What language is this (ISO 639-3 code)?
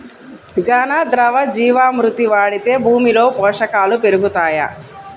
tel